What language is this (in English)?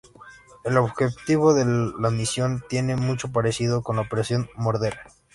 Spanish